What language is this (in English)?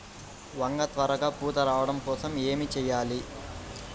Telugu